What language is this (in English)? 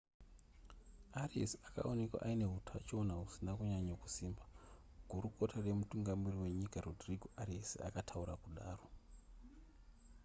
Shona